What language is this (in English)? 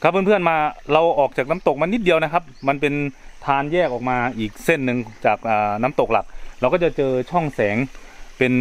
Thai